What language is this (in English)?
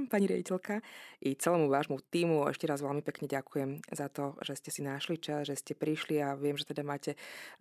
Slovak